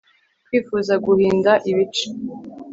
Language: Kinyarwanda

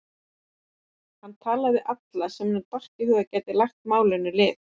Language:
Icelandic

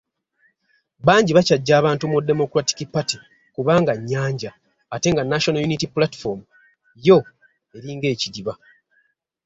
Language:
Ganda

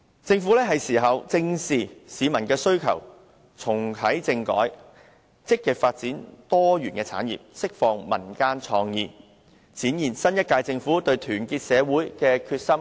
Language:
Cantonese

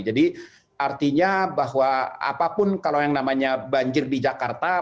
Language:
Indonesian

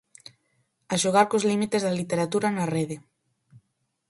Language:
Galician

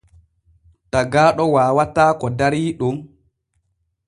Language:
Borgu Fulfulde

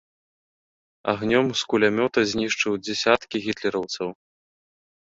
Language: Belarusian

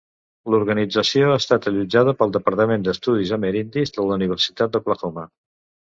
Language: Catalan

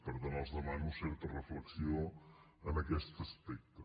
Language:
Catalan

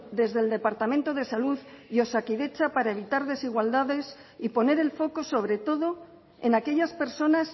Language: Spanish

